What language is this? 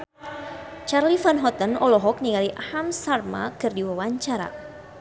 Sundanese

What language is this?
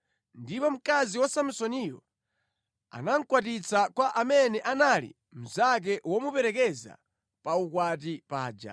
Nyanja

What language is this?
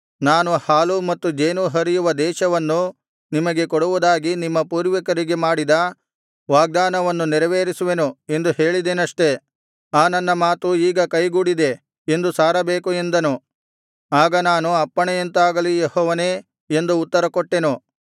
Kannada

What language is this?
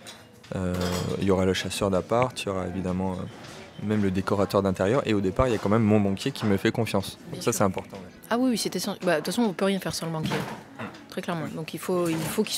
French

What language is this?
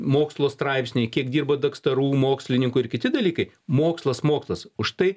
Lithuanian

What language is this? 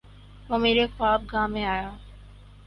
Urdu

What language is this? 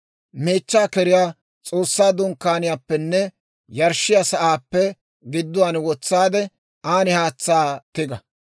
Dawro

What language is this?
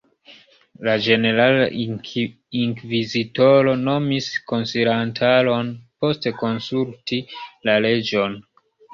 Esperanto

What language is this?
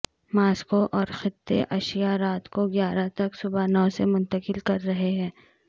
Urdu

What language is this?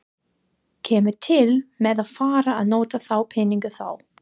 Icelandic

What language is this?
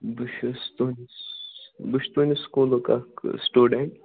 Kashmiri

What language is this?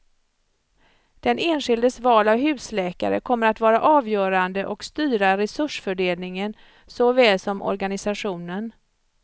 Swedish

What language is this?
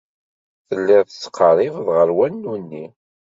Kabyle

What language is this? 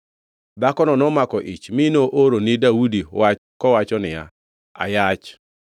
Luo (Kenya and Tanzania)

